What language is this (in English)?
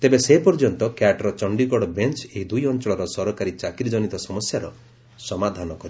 Odia